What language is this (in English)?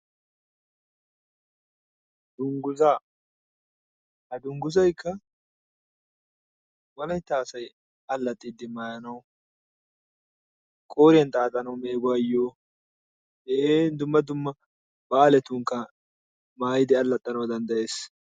Wolaytta